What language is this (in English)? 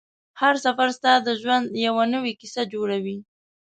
Pashto